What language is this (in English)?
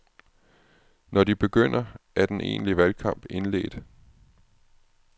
Danish